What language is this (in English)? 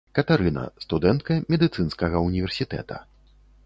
Belarusian